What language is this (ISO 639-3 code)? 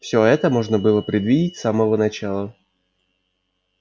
rus